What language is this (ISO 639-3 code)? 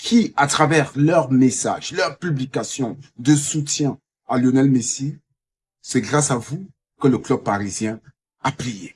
fra